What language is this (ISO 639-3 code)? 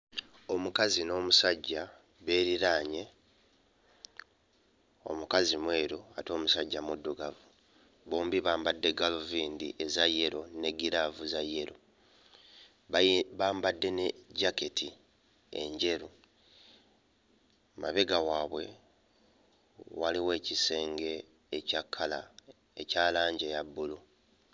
lug